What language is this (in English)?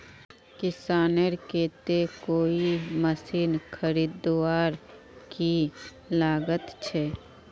Magahi